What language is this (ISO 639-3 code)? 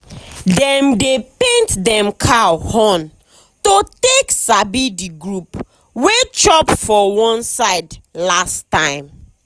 pcm